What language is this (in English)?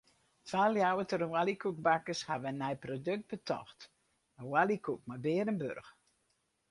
Western Frisian